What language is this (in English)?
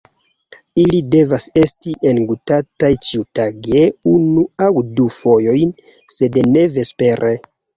Esperanto